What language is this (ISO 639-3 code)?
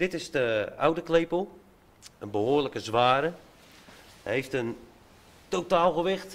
nld